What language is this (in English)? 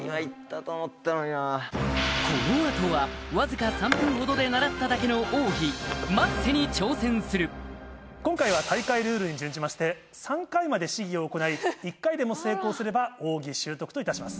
Japanese